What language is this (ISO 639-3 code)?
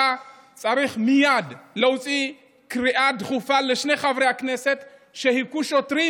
heb